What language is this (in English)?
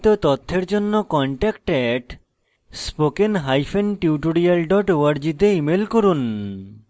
Bangla